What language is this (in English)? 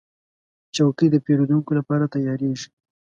Pashto